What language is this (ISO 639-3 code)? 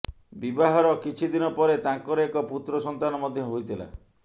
ori